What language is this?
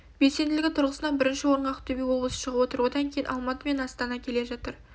Kazakh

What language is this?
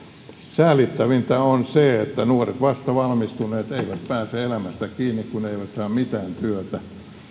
Finnish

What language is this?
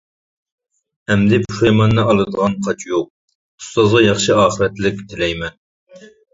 Uyghur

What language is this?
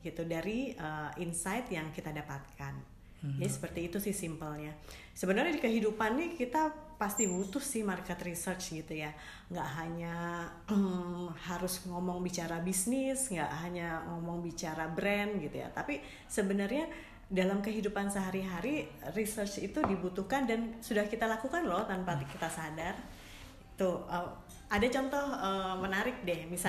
Indonesian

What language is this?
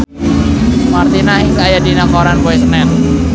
Sundanese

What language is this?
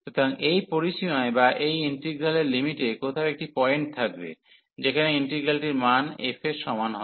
Bangla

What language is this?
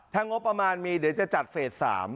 Thai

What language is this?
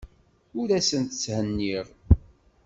Kabyle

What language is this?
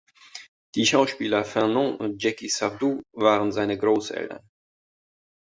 German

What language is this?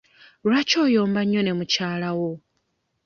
Ganda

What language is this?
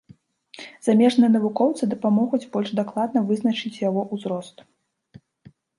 Belarusian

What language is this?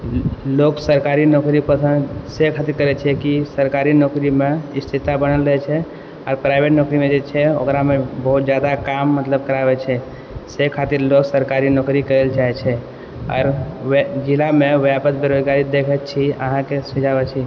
Maithili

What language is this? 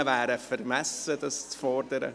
Swiss German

